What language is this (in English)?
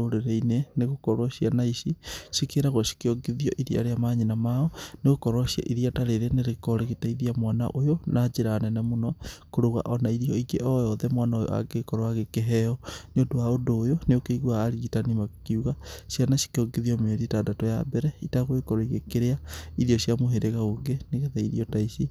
Kikuyu